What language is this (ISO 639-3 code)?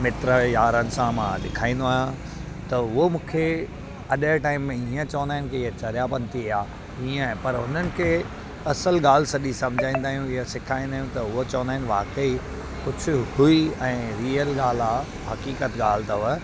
snd